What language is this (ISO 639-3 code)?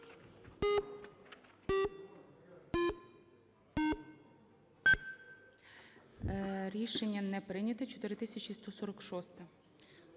ukr